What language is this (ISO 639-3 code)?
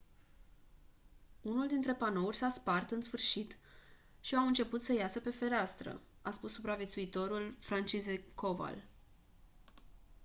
ron